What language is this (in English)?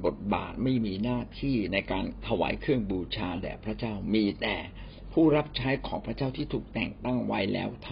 Thai